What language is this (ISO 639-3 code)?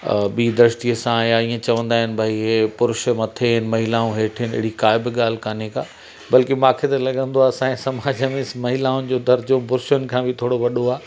snd